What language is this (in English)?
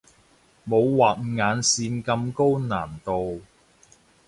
Cantonese